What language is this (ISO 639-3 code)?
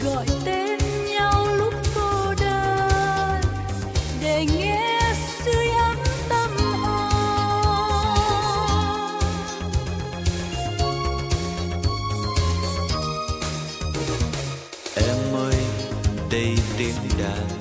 vie